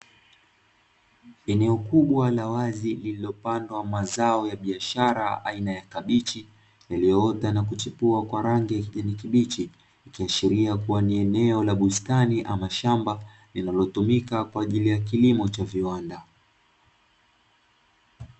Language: Swahili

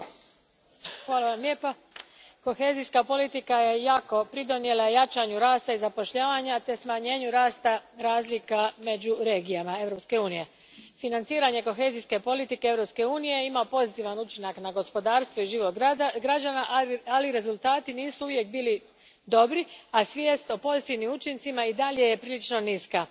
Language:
Croatian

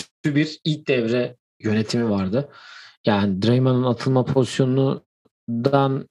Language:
Turkish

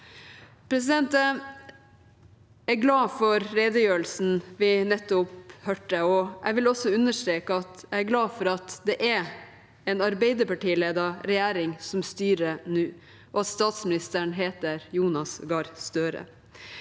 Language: Norwegian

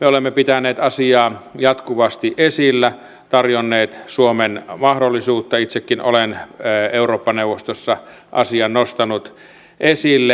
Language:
Finnish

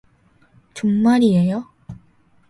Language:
Korean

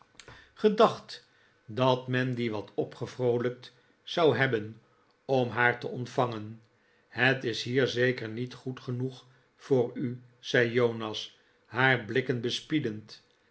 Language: Dutch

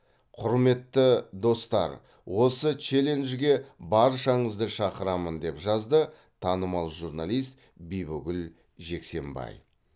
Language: Kazakh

